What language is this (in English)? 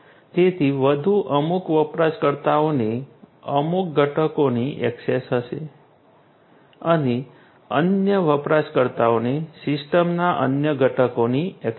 Gujarati